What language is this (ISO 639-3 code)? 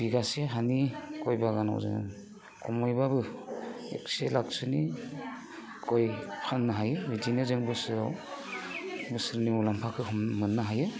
brx